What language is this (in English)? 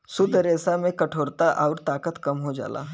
Bhojpuri